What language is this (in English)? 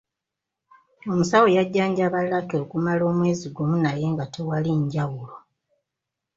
Ganda